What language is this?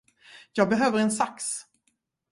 Swedish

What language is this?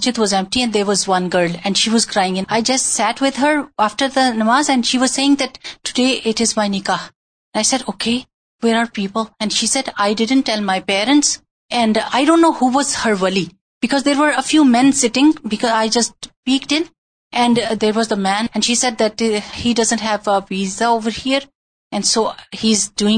Urdu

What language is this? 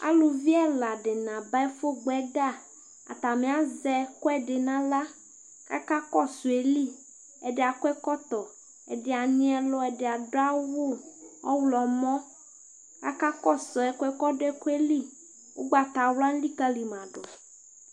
Ikposo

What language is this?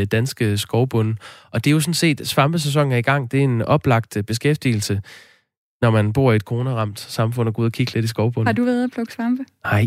Danish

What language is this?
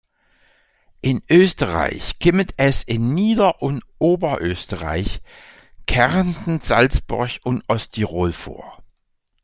German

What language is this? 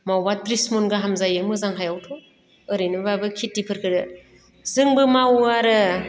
Bodo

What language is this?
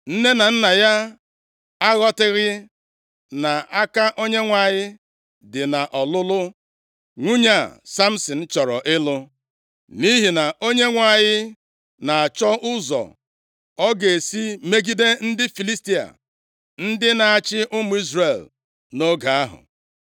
Igbo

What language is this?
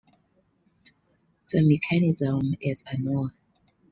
English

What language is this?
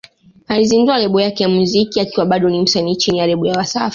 Swahili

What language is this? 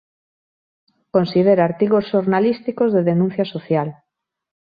Galician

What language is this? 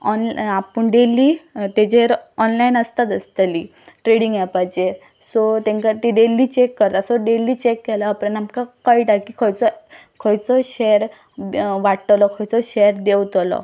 Konkani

